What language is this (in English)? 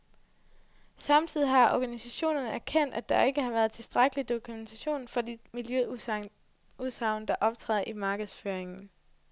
Danish